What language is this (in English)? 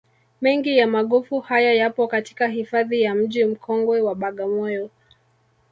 Swahili